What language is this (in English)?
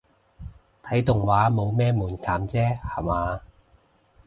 Cantonese